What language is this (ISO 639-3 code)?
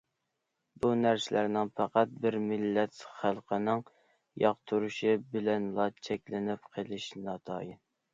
uig